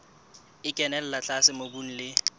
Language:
Southern Sotho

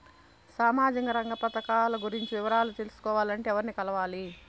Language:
Telugu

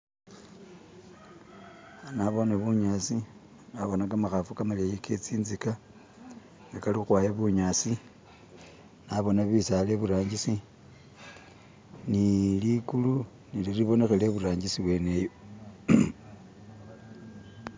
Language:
Masaaba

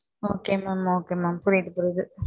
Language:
Tamil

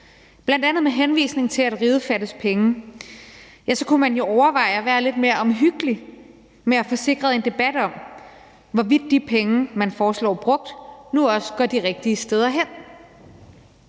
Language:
Danish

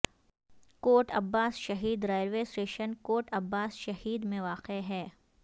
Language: Urdu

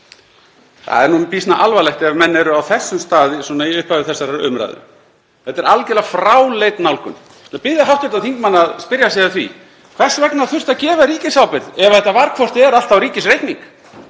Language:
Icelandic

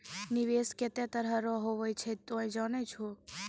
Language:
Maithili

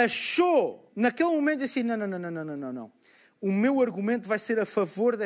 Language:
Portuguese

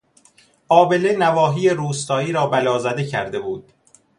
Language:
Persian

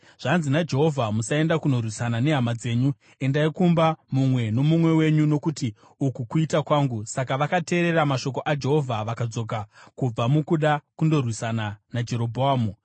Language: Shona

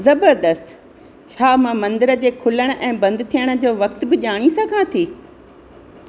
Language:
Sindhi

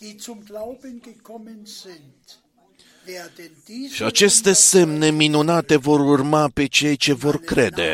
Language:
Romanian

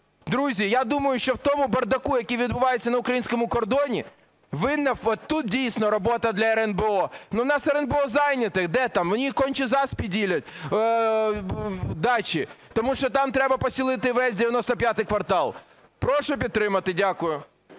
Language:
Ukrainian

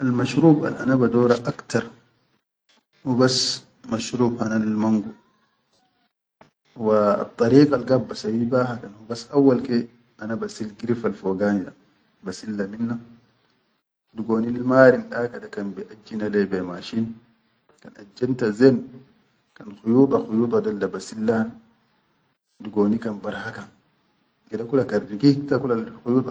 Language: Chadian Arabic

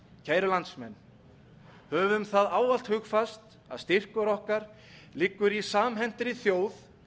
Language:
Icelandic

